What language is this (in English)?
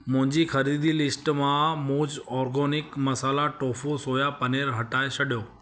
Sindhi